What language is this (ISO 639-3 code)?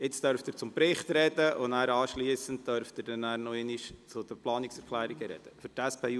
gsw